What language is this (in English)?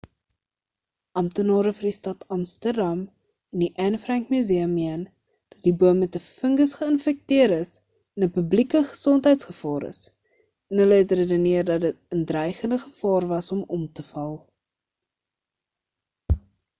Afrikaans